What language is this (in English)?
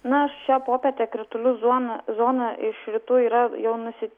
Lithuanian